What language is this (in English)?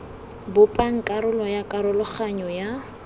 Tswana